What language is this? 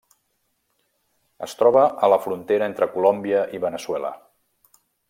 Catalan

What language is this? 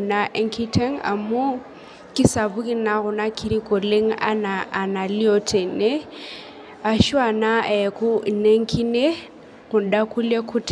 Masai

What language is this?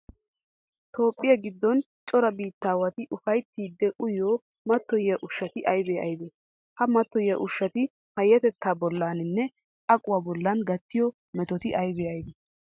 Wolaytta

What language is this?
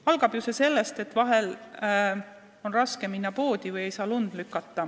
Estonian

